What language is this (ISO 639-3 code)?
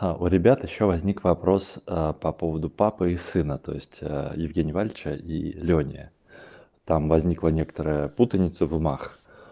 rus